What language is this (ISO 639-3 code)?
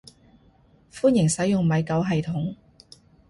yue